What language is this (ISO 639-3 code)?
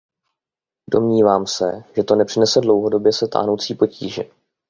ces